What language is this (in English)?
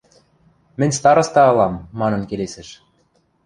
Western Mari